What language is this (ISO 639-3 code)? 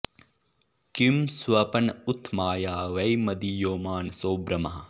san